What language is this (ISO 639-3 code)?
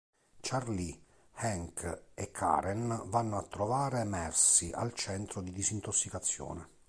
ita